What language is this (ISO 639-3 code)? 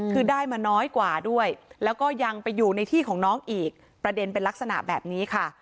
tha